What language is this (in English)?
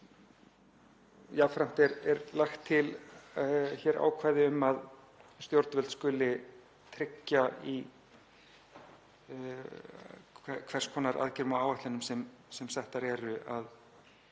Icelandic